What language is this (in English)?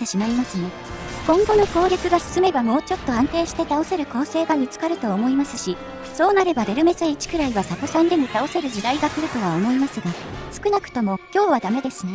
Japanese